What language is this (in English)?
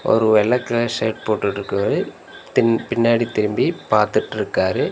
Tamil